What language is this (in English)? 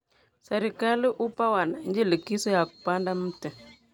Kalenjin